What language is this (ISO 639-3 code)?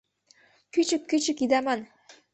chm